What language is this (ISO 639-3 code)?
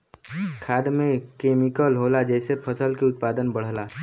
bho